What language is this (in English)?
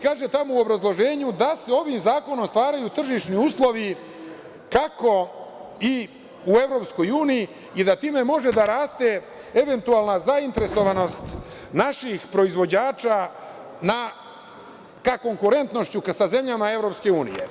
Serbian